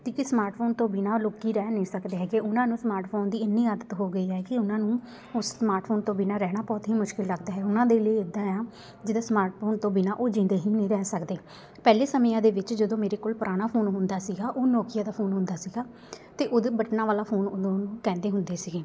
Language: Punjabi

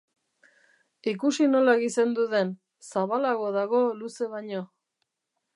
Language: Basque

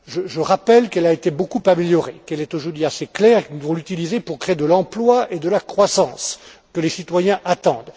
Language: French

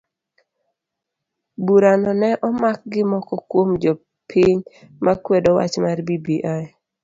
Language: Luo (Kenya and Tanzania)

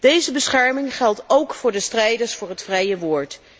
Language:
Dutch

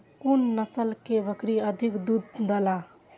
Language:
Maithili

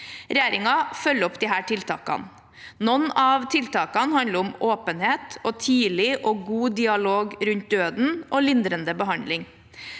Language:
Norwegian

